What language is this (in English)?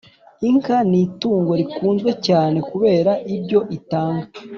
Kinyarwanda